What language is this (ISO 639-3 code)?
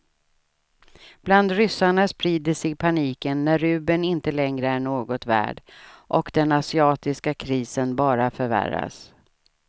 swe